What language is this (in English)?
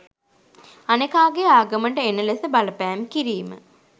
Sinhala